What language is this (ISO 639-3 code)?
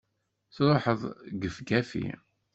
kab